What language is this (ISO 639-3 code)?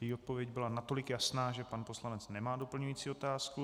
ces